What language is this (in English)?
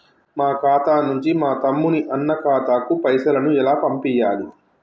Telugu